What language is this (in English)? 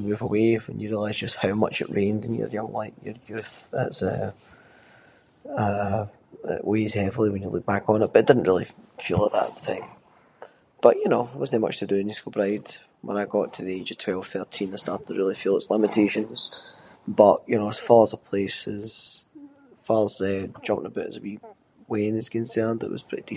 Scots